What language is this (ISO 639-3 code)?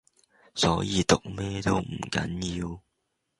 yue